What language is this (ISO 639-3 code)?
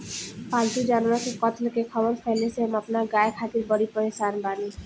bho